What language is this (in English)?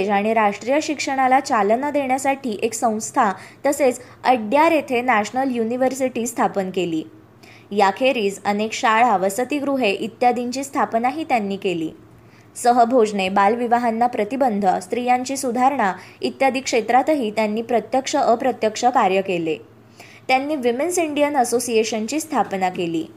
Marathi